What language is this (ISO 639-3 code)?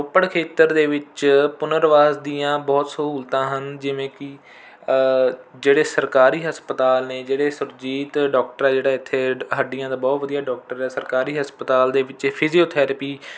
pan